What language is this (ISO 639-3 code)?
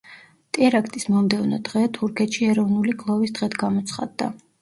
kat